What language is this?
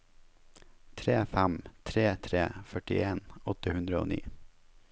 Norwegian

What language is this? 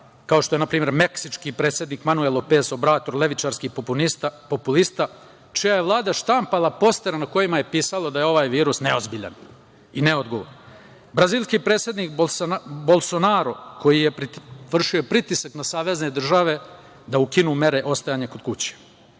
Serbian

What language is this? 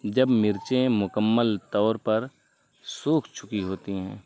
Urdu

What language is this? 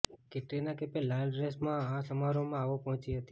Gujarati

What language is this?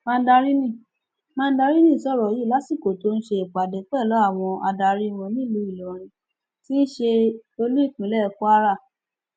Yoruba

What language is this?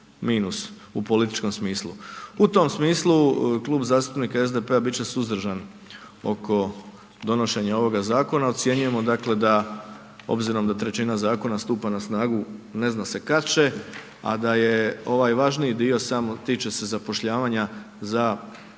Croatian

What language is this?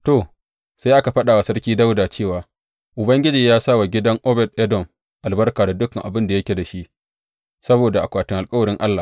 Hausa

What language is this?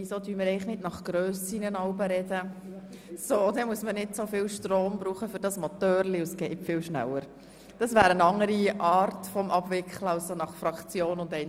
Swiss German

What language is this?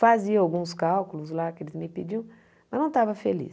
Portuguese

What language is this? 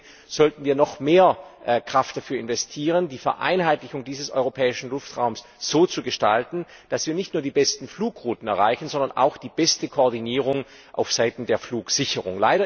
German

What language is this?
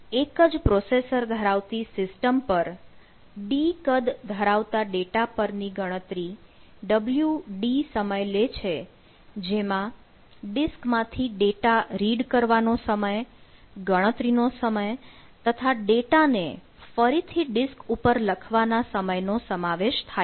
Gujarati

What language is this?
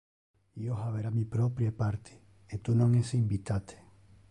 Interlingua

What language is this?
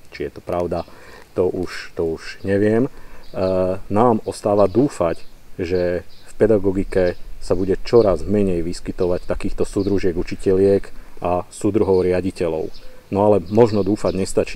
Slovak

